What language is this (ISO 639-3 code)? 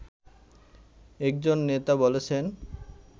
ben